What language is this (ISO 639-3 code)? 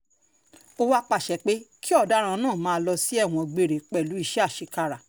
yor